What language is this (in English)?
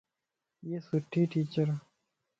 Lasi